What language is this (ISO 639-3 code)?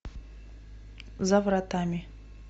rus